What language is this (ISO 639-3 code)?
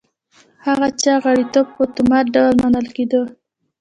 pus